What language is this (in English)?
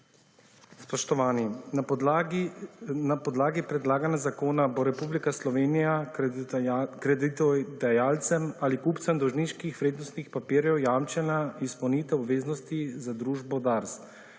Slovenian